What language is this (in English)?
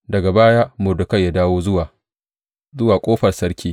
Hausa